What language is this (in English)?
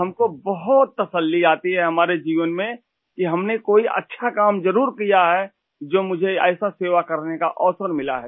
Hindi